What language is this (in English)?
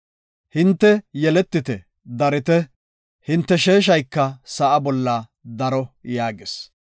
Gofa